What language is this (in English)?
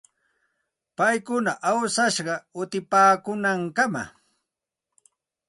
Santa Ana de Tusi Pasco Quechua